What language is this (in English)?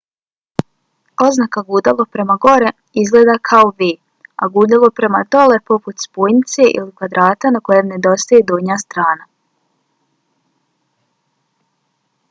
Bosnian